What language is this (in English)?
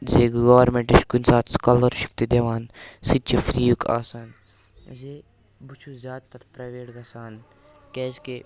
Kashmiri